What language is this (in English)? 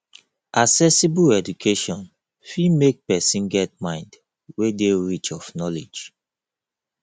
Nigerian Pidgin